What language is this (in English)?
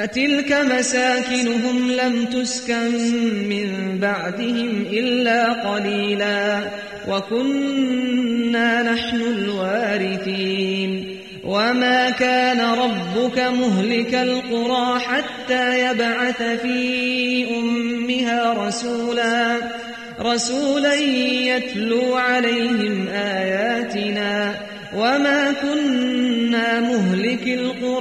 Arabic